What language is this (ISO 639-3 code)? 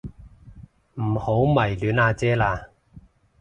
yue